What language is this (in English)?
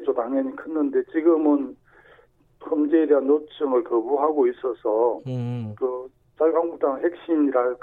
Korean